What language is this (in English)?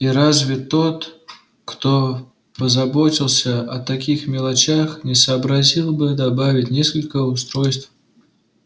Russian